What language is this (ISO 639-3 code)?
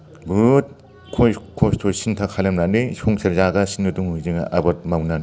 brx